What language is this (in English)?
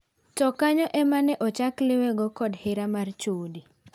Luo (Kenya and Tanzania)